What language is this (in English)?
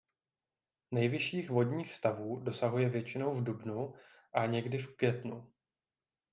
Czech